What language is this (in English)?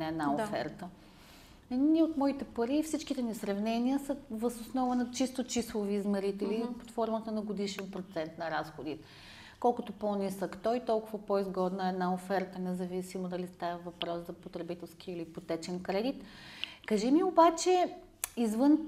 Bulgarian